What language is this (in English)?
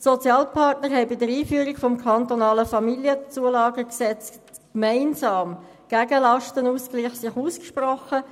Swiss German